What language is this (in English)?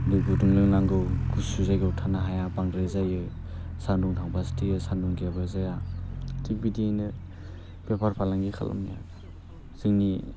Bodo